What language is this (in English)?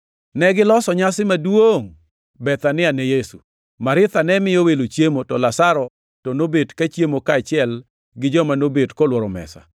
Luo (Kenya and Tanzania)